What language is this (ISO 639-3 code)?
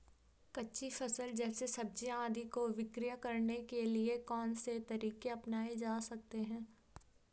hin